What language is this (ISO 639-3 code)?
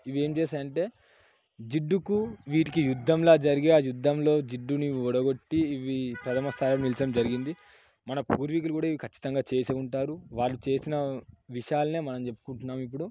tel